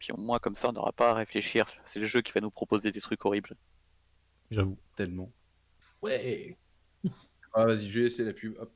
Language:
French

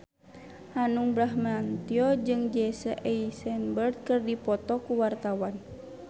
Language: Sundanese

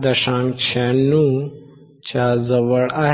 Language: Marathi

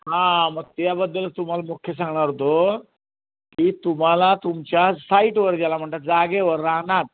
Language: Marathi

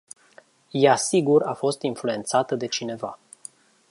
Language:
Romanian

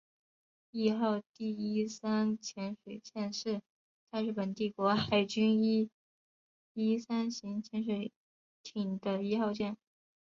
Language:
Chinese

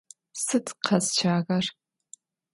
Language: Adyghe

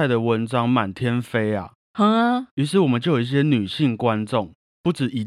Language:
Chinese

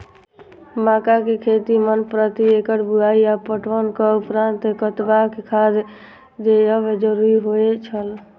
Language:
Maithili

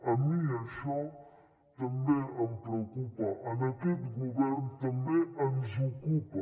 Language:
Catalan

